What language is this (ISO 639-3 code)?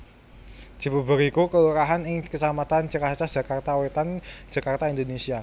jav